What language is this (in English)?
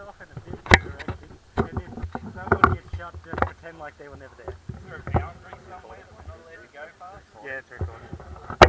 English